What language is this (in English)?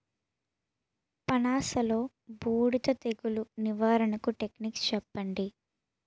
Telugu